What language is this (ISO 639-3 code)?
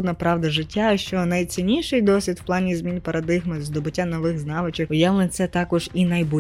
ukr